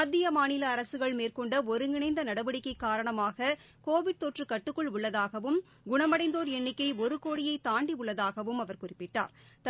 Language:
Tamil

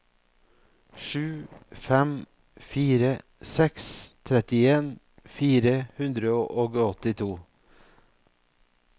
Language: Norwegian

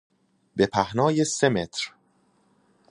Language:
Persian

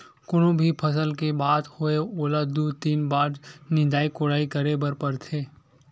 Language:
Chhattisgarhi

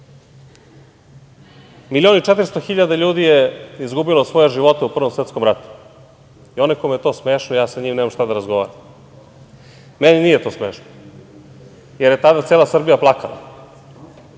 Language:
Serbian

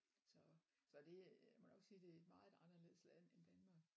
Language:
Danish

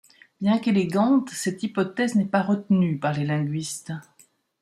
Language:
French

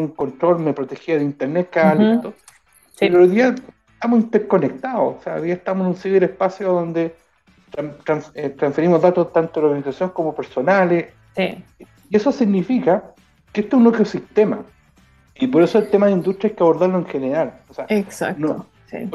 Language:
Spanish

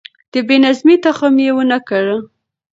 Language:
Pashto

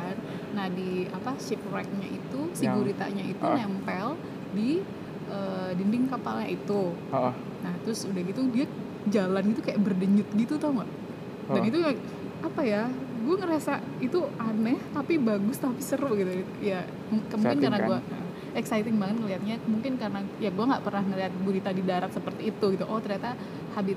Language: Indonesian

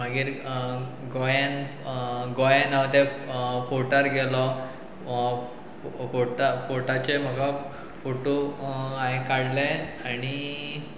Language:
Konkani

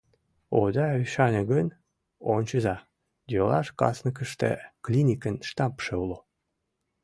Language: Mari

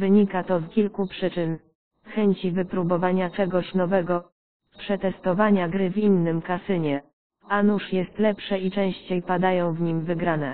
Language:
Polish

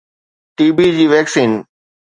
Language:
Sindhi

